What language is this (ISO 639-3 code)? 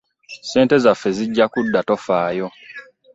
lug